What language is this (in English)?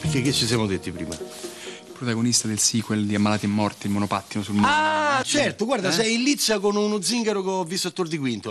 Italian